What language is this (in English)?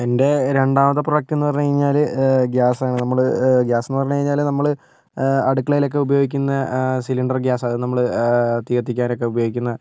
Malayalam